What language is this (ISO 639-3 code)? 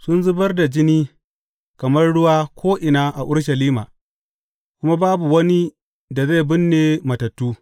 hau